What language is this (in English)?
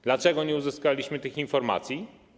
Polish